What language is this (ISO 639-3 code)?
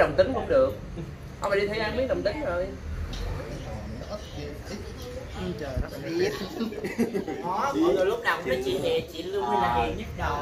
vie